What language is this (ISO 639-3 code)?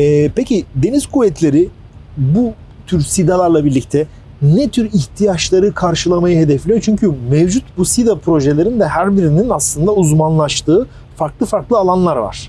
tur